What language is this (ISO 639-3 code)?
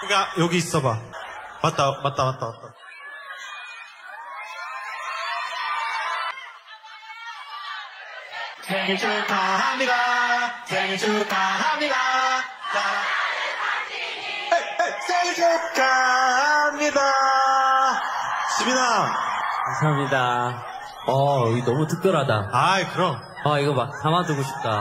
kor